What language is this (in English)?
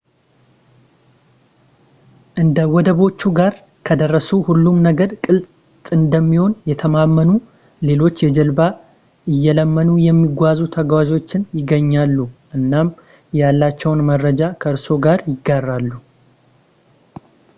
Amharic